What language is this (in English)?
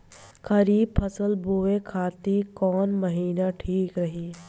Bhojpuri